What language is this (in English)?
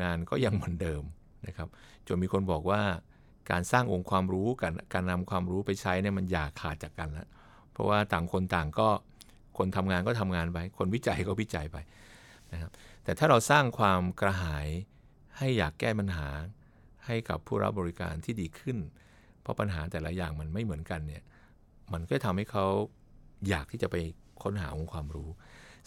Thai